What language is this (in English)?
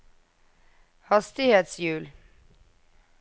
Norwegian